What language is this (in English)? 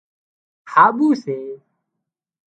Wadiyara Koli